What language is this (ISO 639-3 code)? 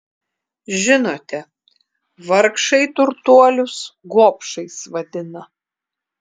lit